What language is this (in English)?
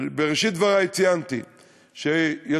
Hebrew